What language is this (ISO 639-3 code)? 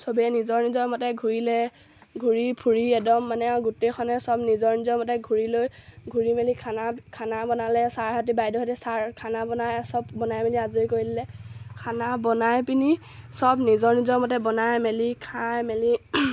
asm